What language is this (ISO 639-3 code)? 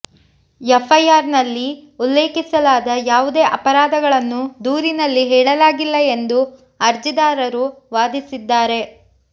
kan